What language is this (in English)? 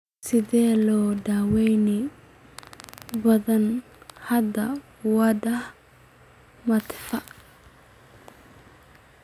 Somali